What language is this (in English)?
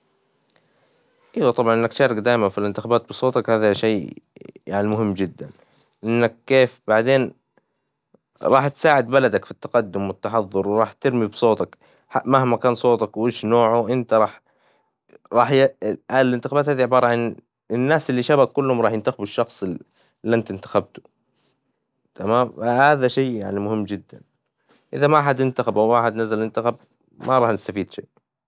Hijazi Arabic